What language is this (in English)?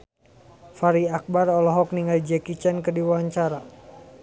Sundanese